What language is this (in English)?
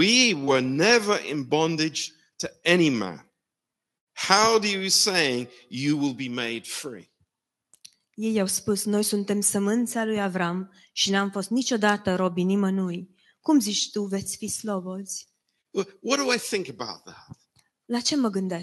Romanian